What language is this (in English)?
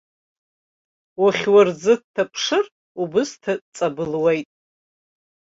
Abkhazian